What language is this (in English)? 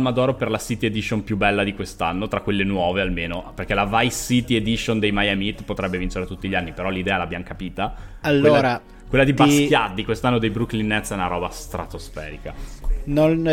Italian